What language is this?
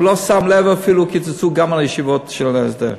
Hebrew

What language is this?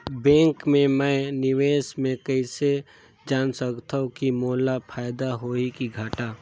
Chhattisgarhi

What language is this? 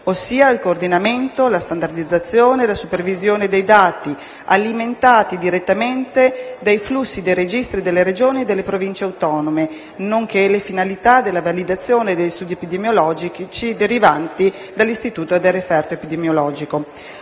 Italian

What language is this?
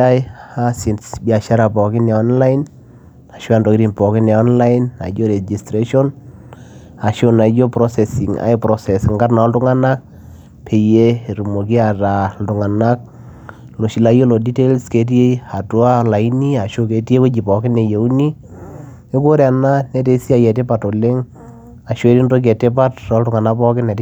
Masai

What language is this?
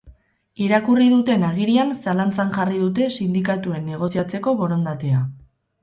Basque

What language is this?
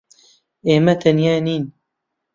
Central Kurdish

